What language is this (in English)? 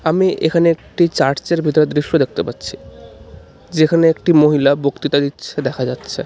Bangla